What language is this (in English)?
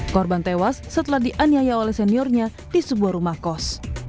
Indonesian